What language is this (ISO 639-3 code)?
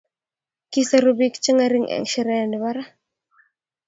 kln